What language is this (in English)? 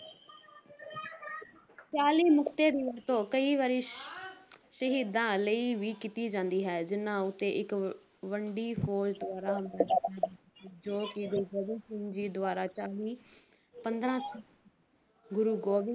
Punjabi